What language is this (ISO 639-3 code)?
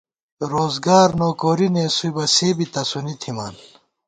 gwt